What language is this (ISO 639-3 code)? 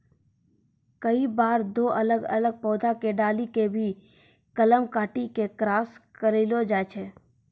mai